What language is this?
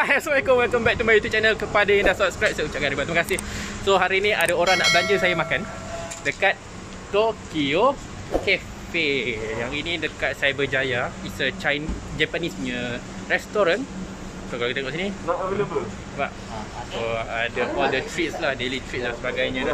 Malay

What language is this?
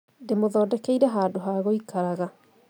Kikuyu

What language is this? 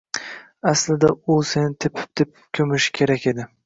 Uzbek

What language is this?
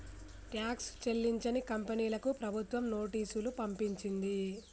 Telugu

